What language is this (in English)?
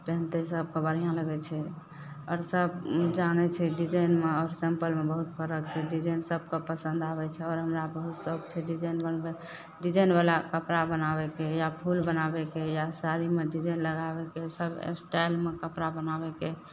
Maithili